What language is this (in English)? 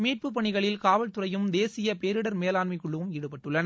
Tamil